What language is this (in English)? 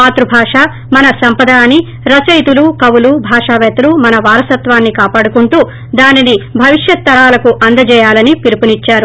Telugu